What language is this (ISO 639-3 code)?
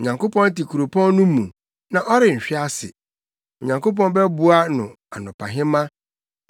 aka